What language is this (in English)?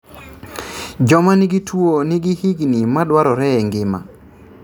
Luo (Kenya and Tanzania)